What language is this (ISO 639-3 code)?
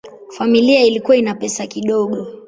swa